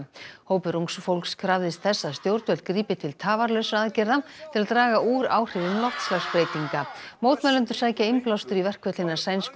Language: Icelandic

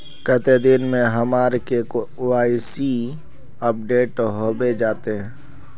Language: Magahi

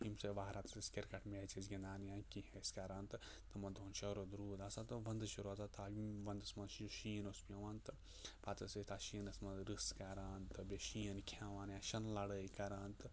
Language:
Kashmiri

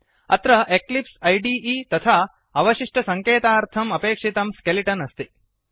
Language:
Sanskrit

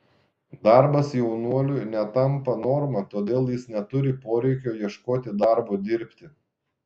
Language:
Lithuanian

